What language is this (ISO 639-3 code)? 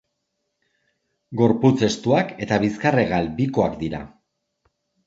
eus